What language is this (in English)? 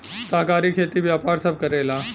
Bhojpuri